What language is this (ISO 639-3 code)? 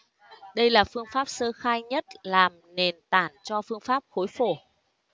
vie